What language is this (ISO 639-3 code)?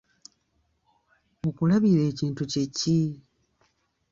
lug